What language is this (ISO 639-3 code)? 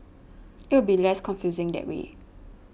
eng